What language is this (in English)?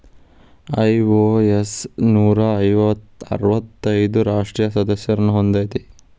Kannada